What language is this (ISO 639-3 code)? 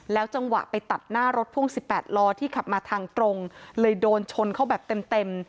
tha